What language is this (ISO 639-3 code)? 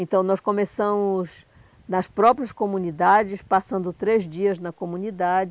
por